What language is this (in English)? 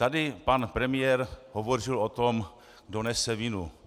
Czech